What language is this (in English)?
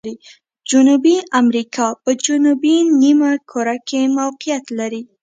Pashto